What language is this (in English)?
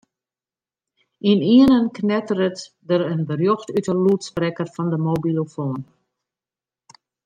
Western Frisian